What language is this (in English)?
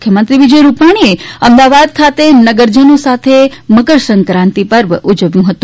Gujarati